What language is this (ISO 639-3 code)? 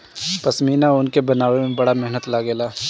bho